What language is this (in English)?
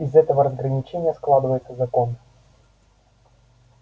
Russian